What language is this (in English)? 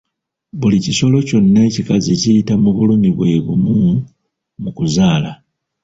Ganda